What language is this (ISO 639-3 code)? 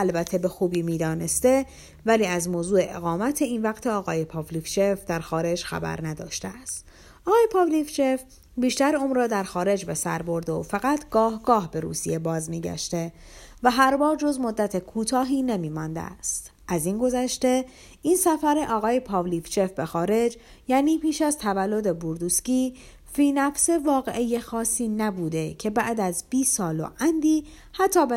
fas